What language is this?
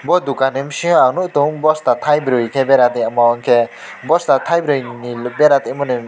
Kok Borok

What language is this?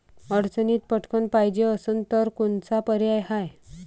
Marathi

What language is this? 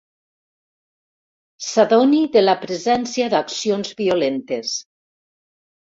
Catalan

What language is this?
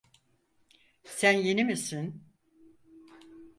Turkish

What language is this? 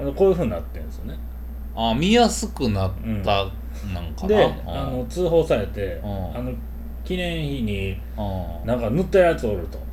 Japanese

